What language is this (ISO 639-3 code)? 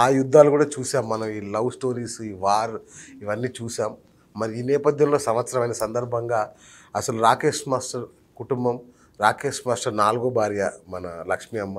tel